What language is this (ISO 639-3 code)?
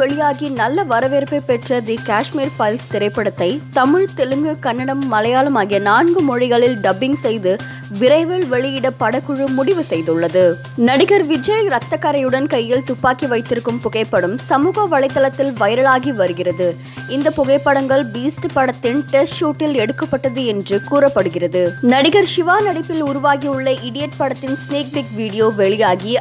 tam